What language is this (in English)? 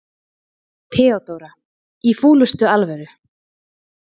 Icelandic